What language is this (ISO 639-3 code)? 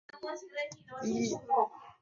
zho